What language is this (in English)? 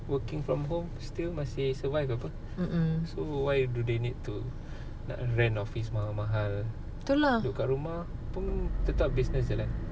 English